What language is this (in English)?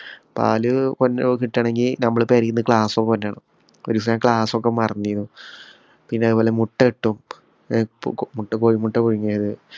Malayalam